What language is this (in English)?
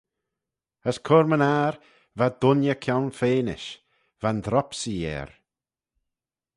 Manx